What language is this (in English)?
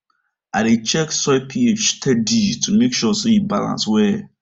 Nigerian Pidgin